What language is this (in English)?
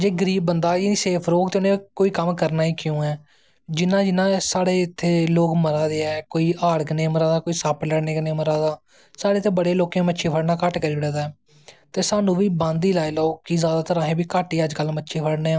Dogri